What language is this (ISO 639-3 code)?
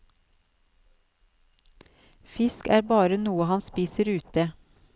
nor